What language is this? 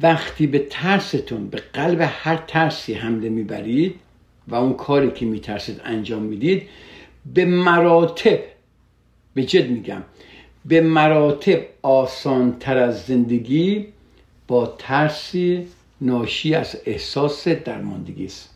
Persian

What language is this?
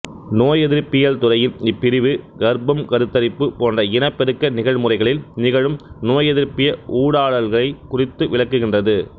Tamil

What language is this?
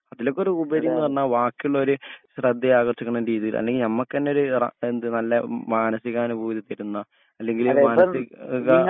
Malayalam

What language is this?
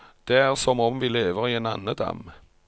Norwegian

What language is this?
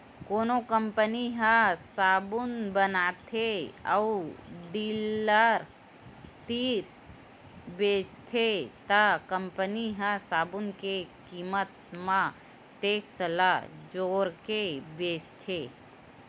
Chhattisgarhi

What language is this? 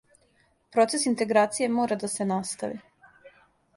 Serbian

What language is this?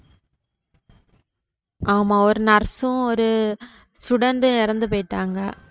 Tamil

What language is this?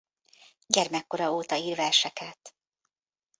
Hungarian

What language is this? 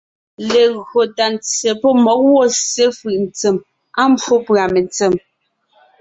Ngiemboon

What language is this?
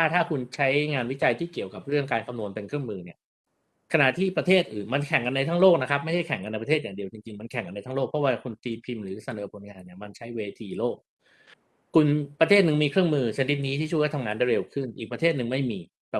Thai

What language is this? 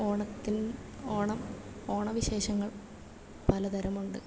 Malayalam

